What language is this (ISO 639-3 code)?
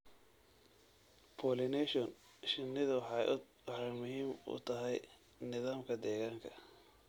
som